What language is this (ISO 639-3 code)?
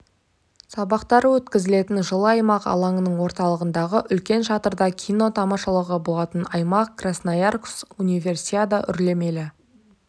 kaz